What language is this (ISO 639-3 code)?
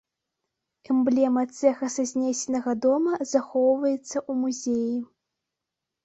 bel